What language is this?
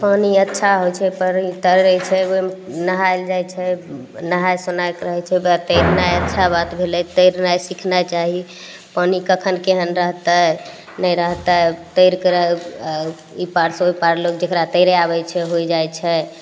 Maithili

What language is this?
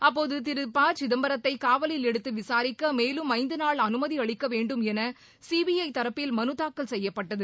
Tamil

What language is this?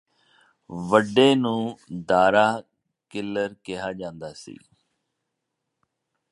Punjabi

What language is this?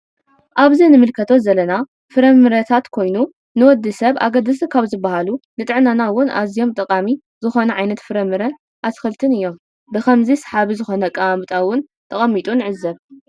Tigrinya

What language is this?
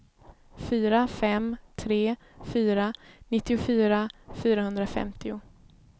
Swedish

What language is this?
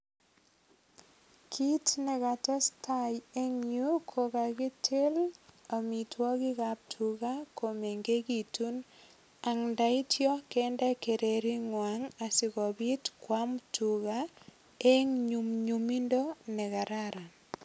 Kalenjin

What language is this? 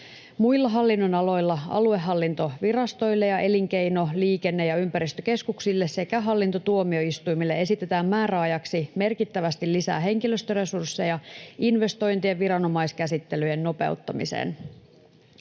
Finnish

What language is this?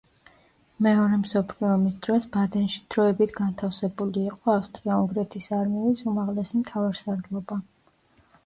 Georgian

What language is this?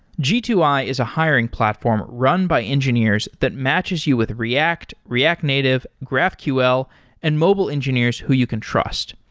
English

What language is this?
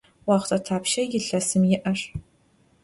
Adyghe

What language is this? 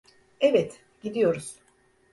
Turkish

